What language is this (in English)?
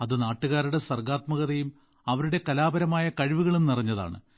Malayalam